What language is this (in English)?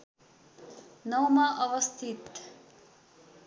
Nepali